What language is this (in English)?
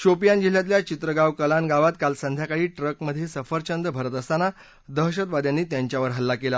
Marathi